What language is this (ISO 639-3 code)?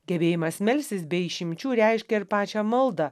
lit